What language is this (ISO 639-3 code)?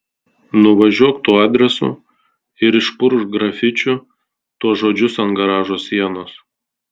lit